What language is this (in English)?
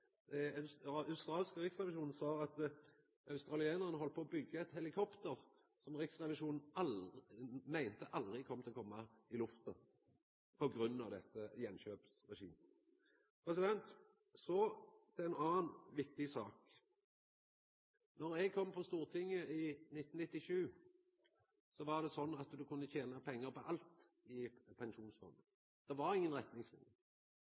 Norwegian Nynorsk